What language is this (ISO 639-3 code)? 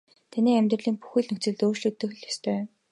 mon